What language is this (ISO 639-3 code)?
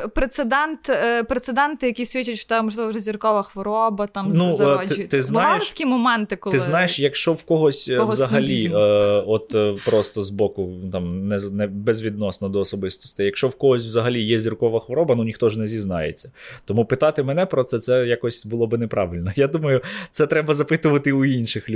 ukr